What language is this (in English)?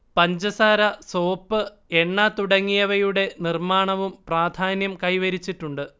Malayalam